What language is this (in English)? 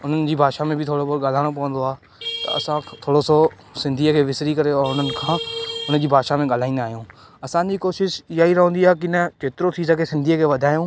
Sindhi